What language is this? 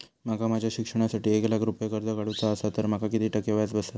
Marathi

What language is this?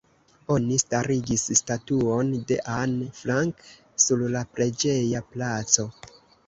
Esperanto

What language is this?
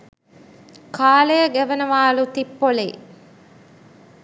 Sinhala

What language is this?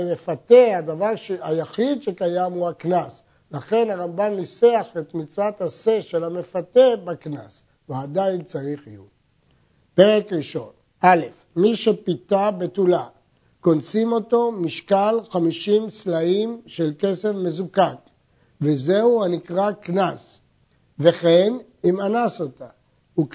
Hebrew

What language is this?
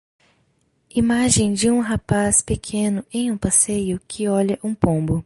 Portuguese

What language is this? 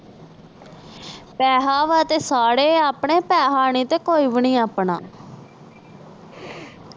Punjabi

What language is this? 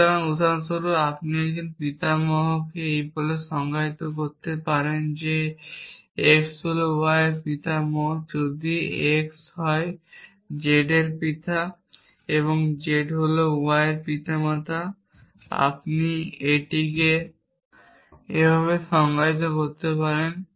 Bangla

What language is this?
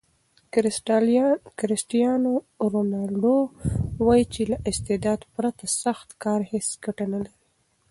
Pashto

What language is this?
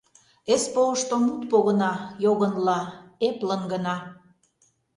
Mari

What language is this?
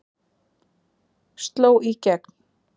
Icelandic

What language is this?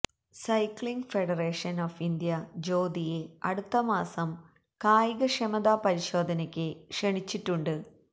Malayalam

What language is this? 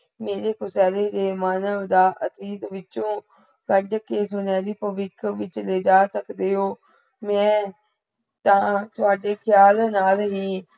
Punjabi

